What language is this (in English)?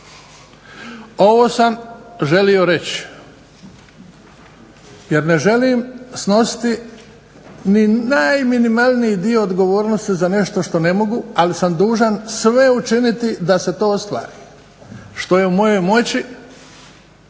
Croatian